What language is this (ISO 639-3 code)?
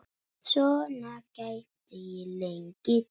isl